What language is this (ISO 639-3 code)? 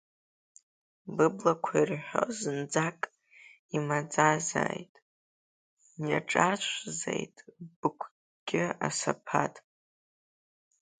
abk